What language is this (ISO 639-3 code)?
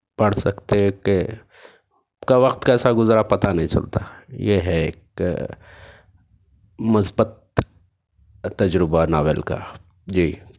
urd